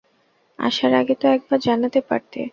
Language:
Bangla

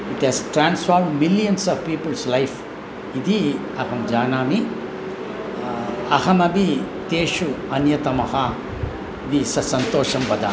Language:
Sanskrit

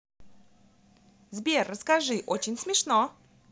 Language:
Russian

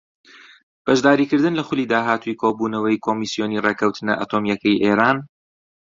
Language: Central Kurdish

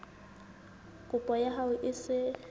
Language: Southern Sotho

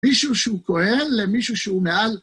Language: Hebrew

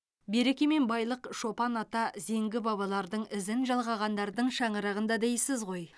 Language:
Kazakh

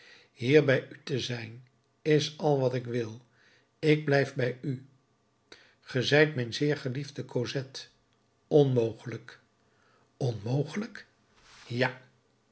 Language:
Dutch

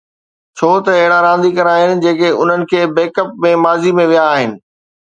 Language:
Sindhi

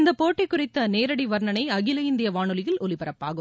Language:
Tamil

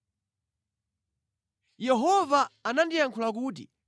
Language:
Nyanja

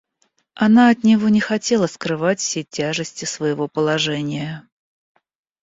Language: Russian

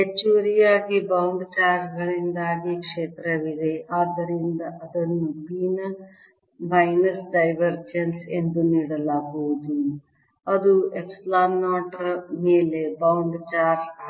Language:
Kannada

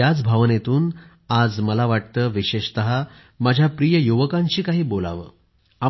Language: Marathi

